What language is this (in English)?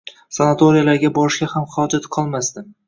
Uzbek